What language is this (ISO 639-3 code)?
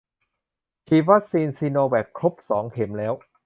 tha